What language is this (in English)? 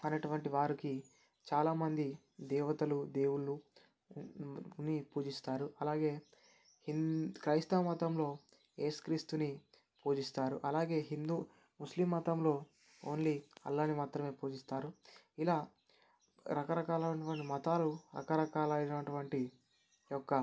Telugu